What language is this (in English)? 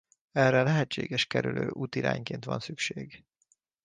Hungarian